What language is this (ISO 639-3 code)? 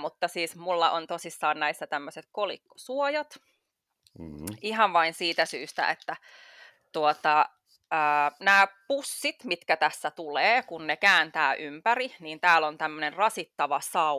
fin